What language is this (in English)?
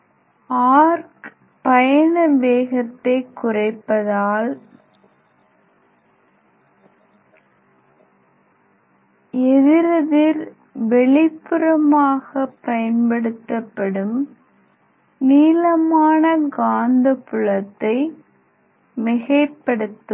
Tamil